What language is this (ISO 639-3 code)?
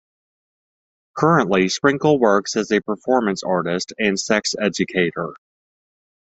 eng